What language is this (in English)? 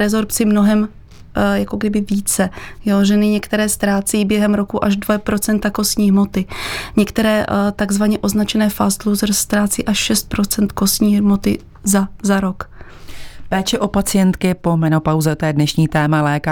Czech